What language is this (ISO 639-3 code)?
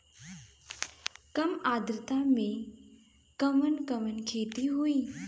bho